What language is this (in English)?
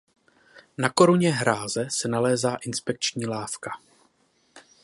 Czech